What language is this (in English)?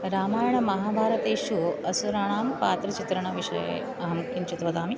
Sanskrit